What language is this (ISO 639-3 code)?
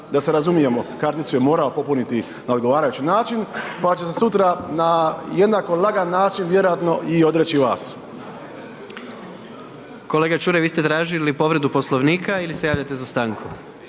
hrv